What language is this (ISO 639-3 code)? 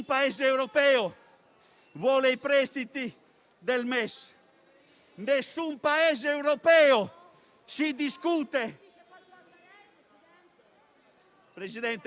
ita